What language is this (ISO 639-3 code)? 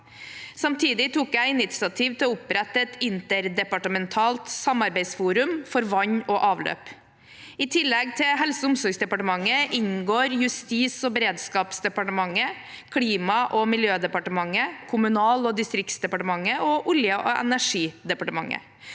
nor